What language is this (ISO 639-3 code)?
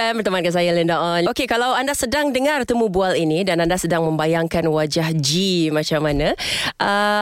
msa